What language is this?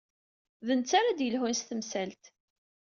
Kabyle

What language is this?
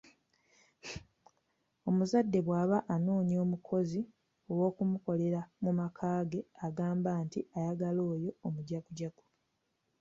Ganda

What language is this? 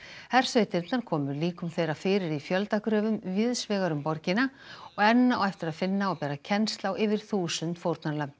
Icelandic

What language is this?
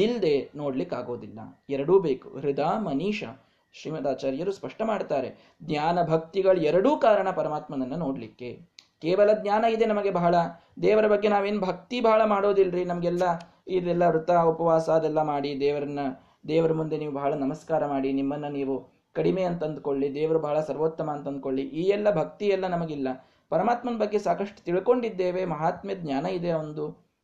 Kannada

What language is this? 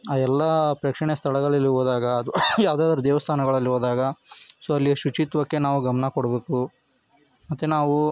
Kannada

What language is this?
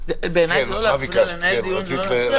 Hebrew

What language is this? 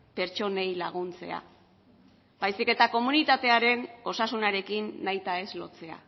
Basque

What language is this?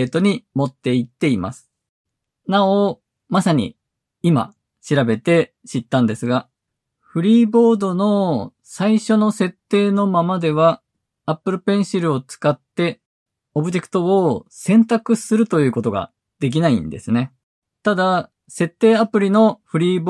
Japanese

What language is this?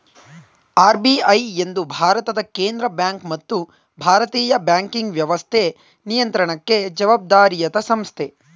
Kannada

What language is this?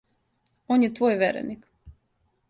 Serbian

